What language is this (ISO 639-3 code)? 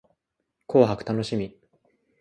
jpn